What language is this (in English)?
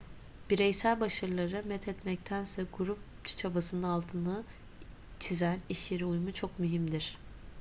Turkish